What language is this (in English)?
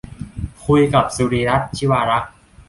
Thai